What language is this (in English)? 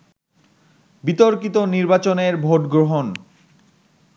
Bangla